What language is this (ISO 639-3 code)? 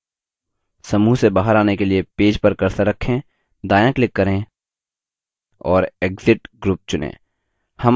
hin